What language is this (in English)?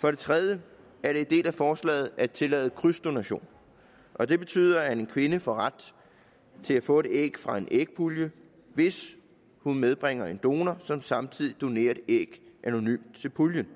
Danish